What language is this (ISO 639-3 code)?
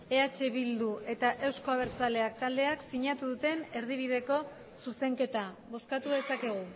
eus